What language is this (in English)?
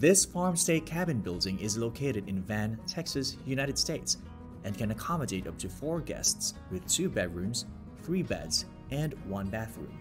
English